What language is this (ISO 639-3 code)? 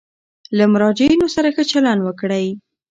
pus